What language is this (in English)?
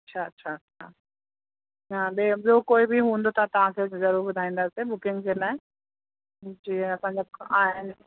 Sindhi